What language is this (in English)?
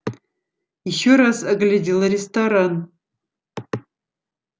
Russian